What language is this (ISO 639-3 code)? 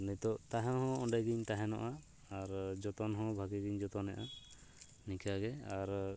sat